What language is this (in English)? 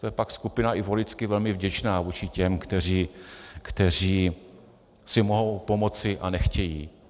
Czech